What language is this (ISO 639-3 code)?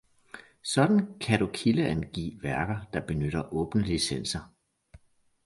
dan